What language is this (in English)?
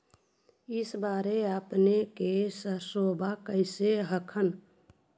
Magahi